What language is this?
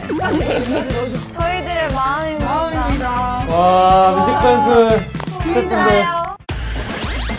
Korean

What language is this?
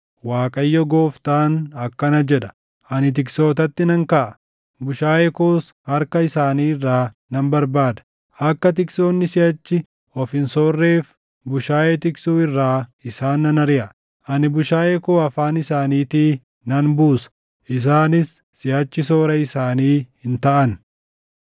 Oromo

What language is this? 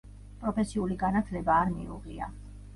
Georgian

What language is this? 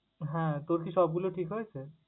Bangla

